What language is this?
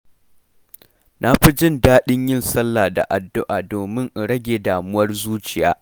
Hausa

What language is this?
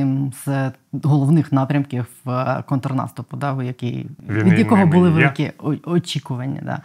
Ukrainian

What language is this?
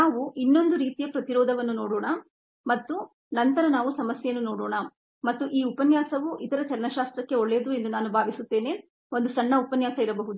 Kannada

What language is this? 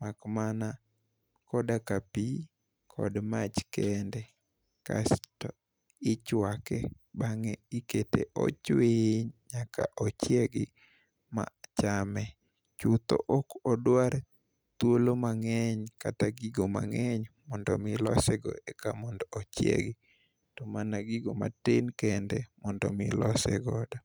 Luo (Kenya and Tanzania)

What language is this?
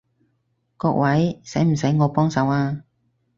Cantonese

